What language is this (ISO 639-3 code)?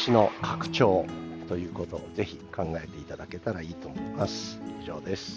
jpn